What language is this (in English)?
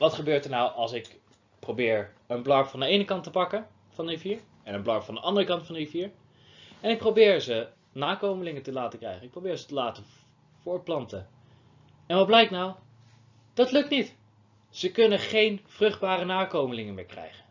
Dutch